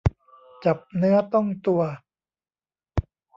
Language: Thai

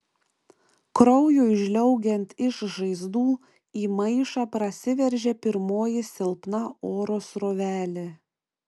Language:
Lithuanian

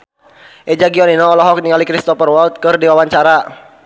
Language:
Sundanese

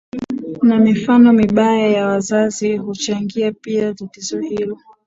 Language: Swahili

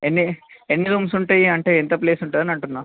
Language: Telugu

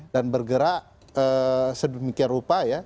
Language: Indonesian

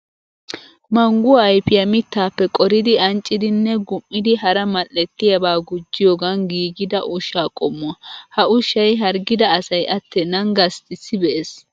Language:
Wolaytta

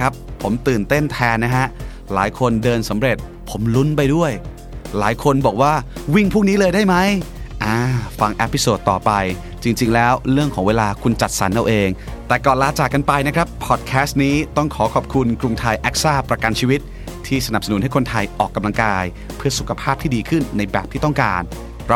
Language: Thai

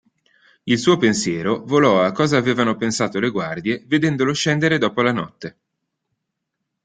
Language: Italian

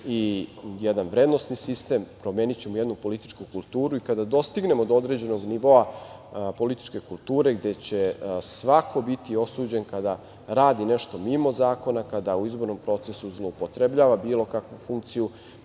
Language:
Serbian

